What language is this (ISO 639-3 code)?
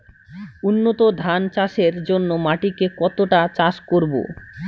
ben